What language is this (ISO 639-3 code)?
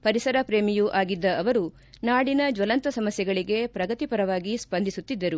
kan